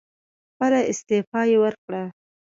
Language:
Pashto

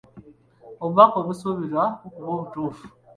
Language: Ganda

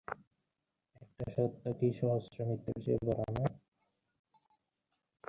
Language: Bangla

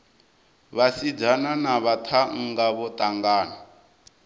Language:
Venda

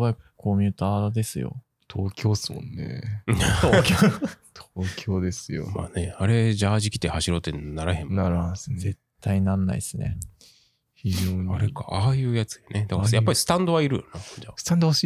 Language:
Japanese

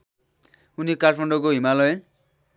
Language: Nepali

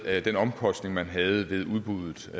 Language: Danish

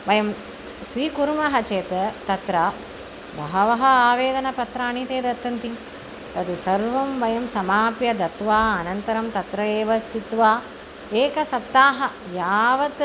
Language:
Sanskrit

